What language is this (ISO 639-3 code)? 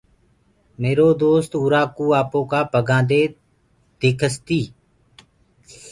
ggg